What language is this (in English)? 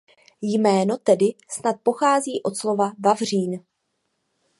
Czech